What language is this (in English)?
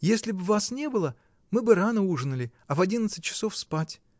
Russian